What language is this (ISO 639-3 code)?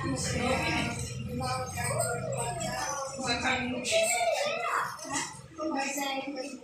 hin